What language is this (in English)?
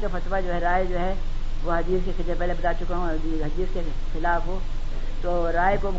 Urdu